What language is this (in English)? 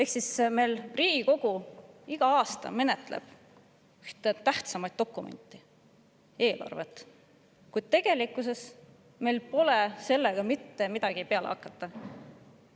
Estonian